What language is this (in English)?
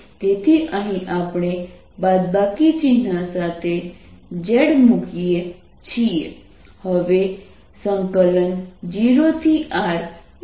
Gujarati